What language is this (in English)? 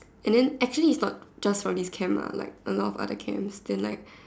English